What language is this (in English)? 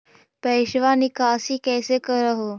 Magahi